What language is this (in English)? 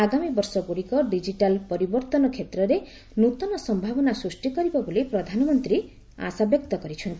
Odia